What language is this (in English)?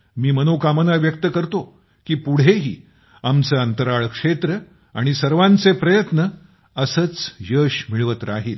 Marathi